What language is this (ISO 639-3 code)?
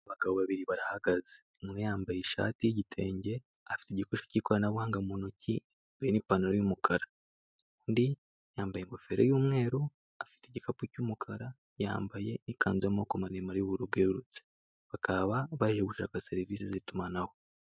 kin